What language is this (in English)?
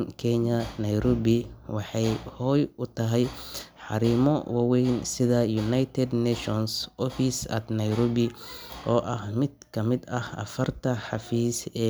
Somali